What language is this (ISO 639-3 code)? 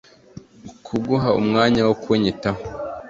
kin